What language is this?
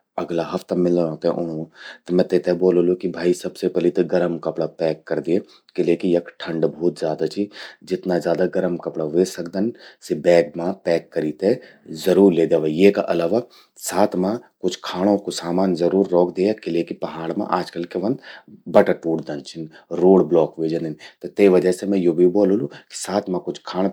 Garhwali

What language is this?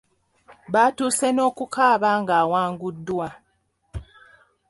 Ganda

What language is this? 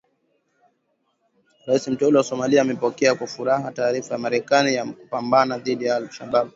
Swahili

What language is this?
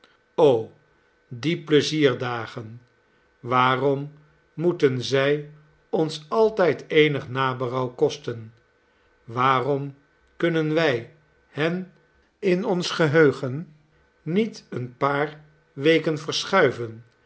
Dutch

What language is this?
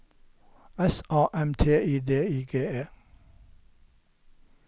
Norwegian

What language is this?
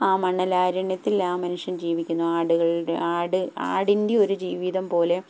Malayalam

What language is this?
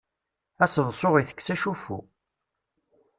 Kabyle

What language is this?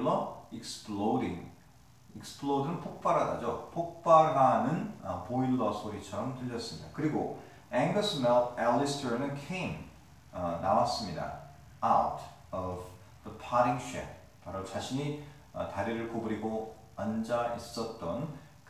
Korean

